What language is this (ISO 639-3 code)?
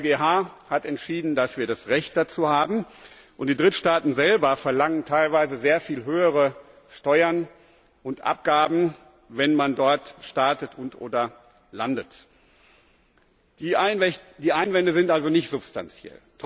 deu